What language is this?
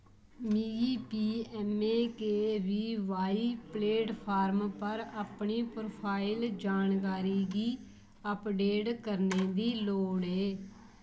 Dogri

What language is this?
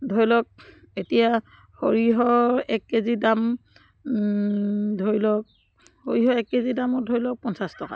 Assamese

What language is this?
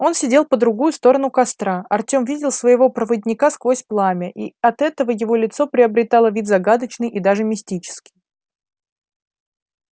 Russian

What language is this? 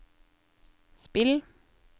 Norwegian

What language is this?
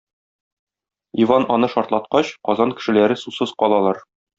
Tatar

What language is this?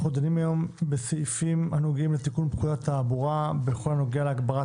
Hebrew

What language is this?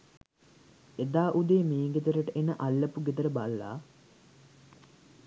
Sinhala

